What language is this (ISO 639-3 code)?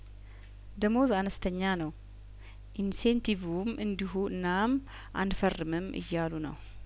amh